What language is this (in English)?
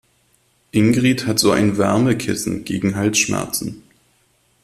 German